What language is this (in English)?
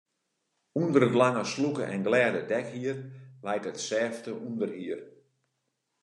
Western Frisian